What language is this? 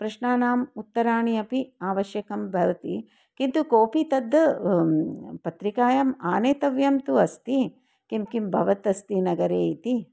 Sanskrit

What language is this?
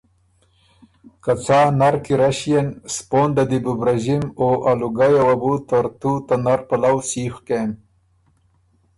Ormuri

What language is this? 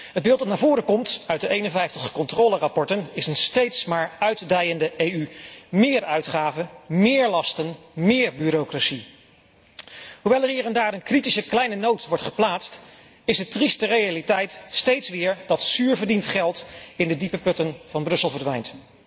Dutch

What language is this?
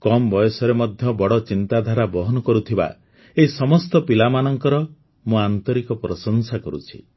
Odia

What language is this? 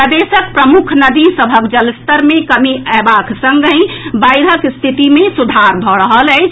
Maithili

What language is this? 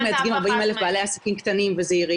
Hebrew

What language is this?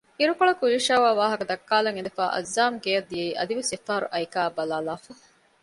Divehi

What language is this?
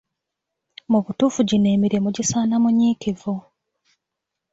Ganda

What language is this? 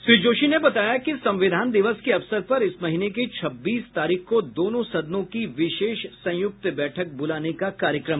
Hindi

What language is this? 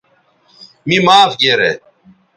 Bateri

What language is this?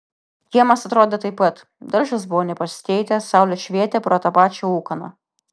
Lithuanian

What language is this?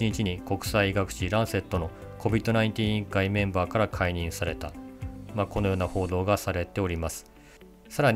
Japanese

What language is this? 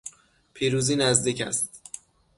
Persian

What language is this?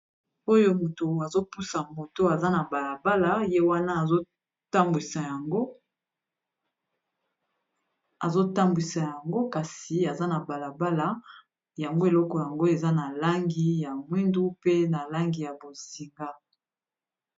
Lingala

